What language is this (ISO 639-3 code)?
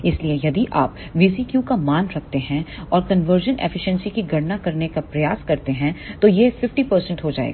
hin